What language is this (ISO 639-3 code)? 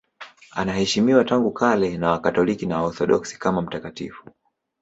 swa